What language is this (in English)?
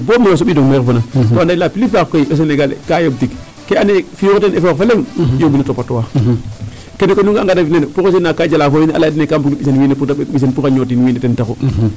Serer